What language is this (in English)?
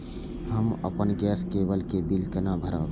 Maithili